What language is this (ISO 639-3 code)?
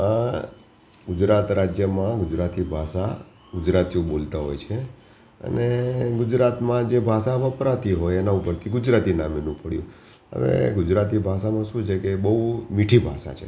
guj